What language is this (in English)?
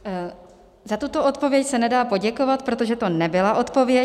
Czech